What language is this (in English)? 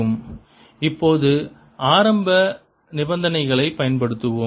Tamil